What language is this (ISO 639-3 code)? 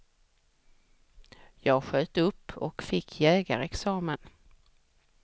swe